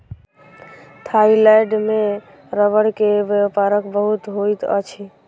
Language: Maithili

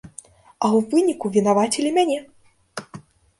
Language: Belarusian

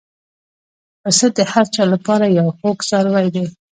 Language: Pashto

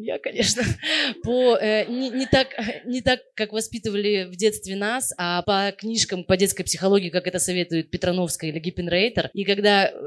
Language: Russian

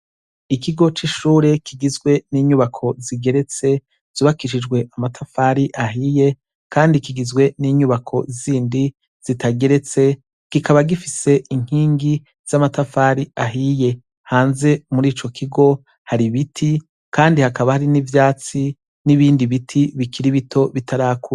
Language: Rundi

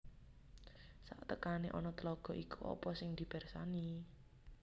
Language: Javanese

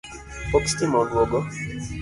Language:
Luo (Kenya and Tanzania)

